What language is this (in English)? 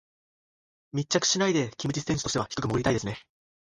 Japanese